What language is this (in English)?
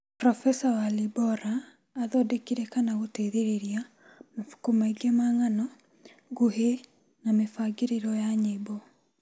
Kikuyu